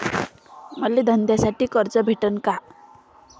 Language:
Marathi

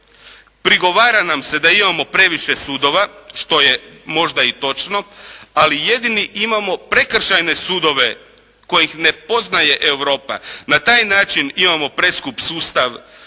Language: Croatian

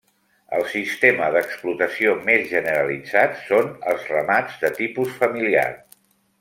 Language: Catalan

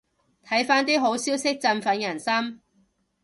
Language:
Cantonese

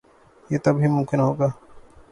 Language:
Urdu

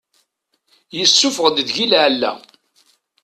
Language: Kabyle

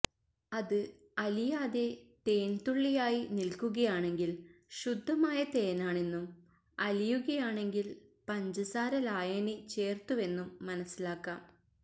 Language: Malayalam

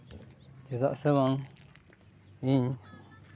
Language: Santali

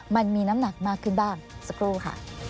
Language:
Thai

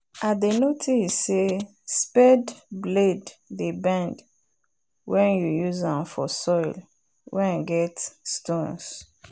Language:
Nigerian Pidgin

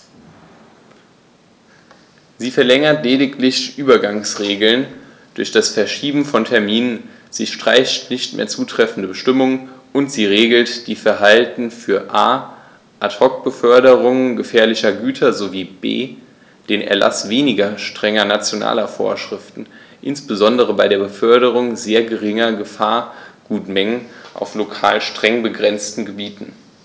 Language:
German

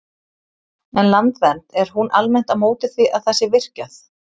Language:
Icelandic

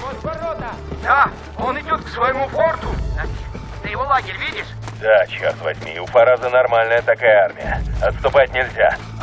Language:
Russian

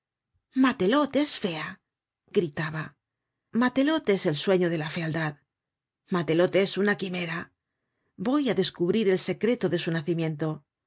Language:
Spanish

